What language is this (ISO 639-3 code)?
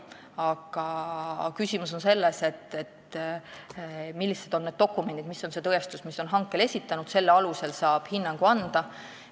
est